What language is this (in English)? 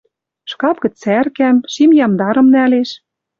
Western Mari